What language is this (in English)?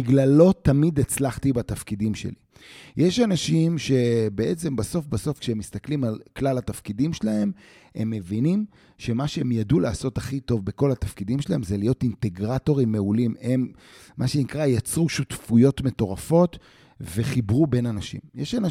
Hebrew